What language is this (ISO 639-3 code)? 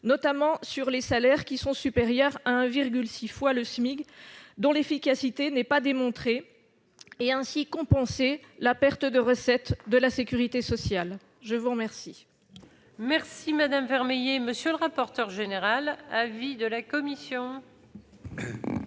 fra